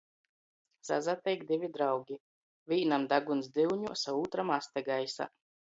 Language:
Latgalian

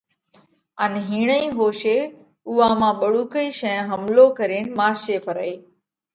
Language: Parkari Koli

